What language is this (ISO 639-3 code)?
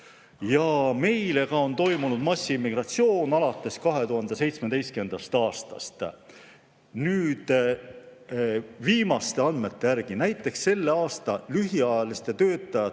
est